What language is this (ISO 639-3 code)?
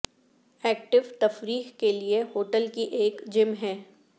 urd